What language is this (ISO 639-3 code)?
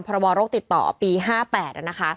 tha